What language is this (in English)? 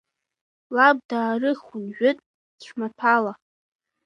Abkhazian